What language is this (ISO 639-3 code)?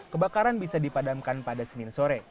ind